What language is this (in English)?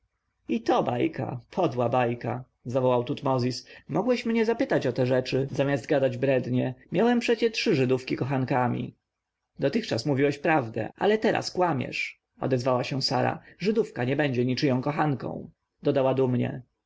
Polish